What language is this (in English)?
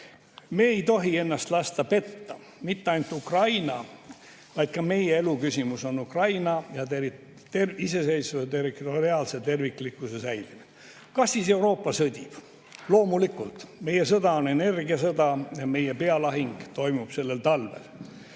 Estonian